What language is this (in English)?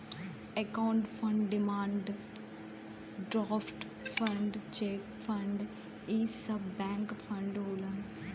Bhojpuri